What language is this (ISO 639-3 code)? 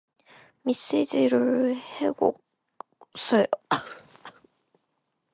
kor